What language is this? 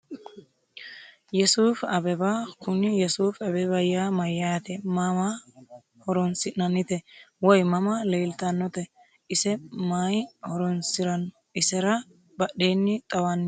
Sidamo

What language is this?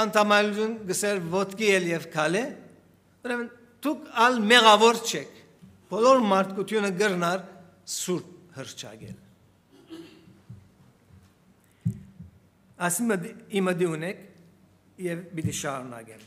Turkish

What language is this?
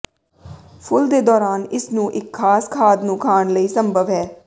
Punjabi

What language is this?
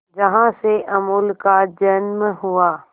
Hindi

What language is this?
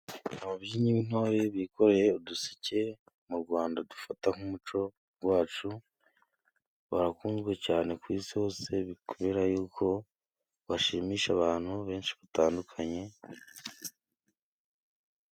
Kinyarwanda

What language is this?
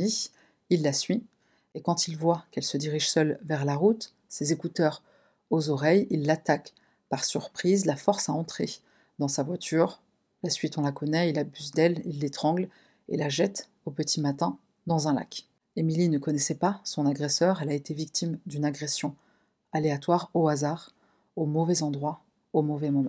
French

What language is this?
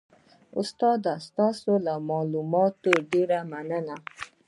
Pashto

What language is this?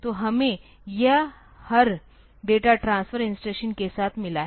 Hindi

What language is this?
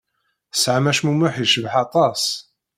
Kabyle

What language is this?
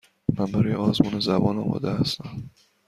Persian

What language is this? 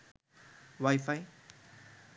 Bangla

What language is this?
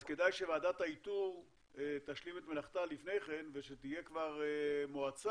Hebrew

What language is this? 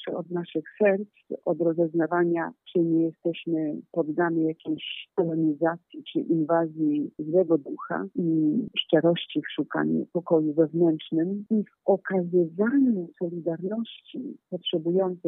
Polish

